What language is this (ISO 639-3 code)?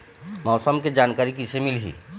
hne